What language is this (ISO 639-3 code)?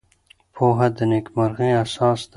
pus